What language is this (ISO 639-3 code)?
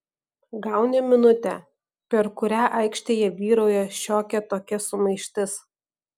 lit